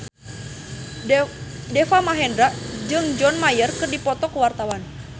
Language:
Sundanese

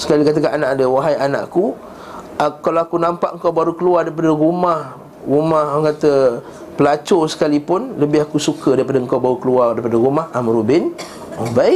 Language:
Malay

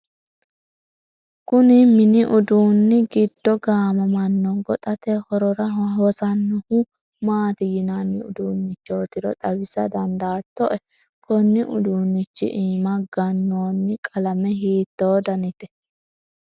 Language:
Sidamo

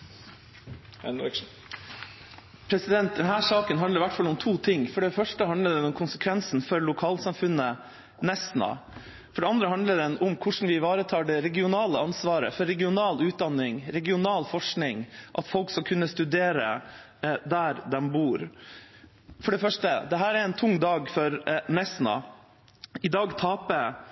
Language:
Norwegian Bokmål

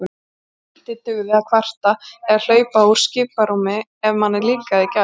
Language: Icelandic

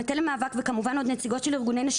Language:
Hebrew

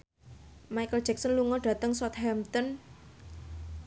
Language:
Javanese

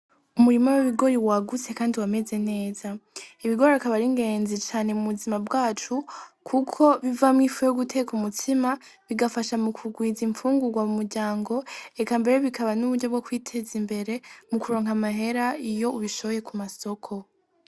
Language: Rundi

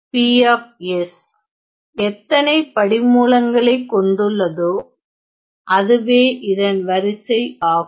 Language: Tamil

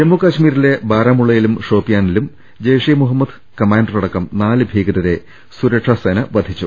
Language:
Malayalam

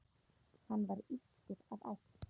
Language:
Icelandic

